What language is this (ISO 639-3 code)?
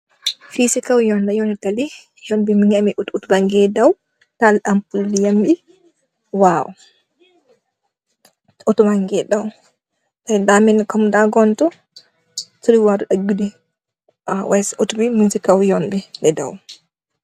wol